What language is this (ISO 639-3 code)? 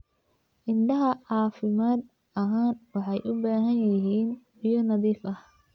som